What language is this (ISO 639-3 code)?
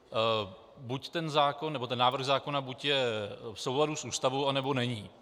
ces